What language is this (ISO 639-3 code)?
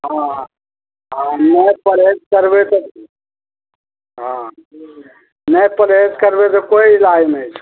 mai